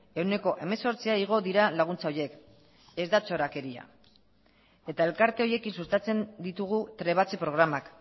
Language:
Basque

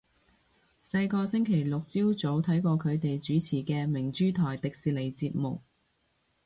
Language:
Cantonese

